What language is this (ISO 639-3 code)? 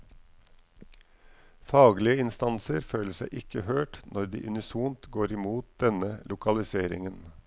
nor